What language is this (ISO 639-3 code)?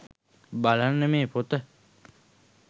sin